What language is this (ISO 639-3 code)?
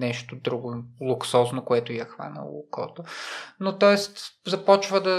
bul